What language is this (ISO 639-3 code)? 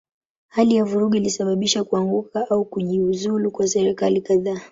swa